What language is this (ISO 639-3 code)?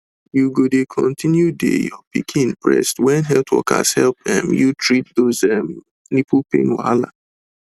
pcm